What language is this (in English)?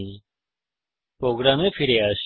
Bangla